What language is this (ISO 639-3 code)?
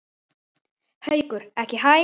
isl